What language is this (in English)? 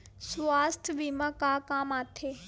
Chhattisgarhi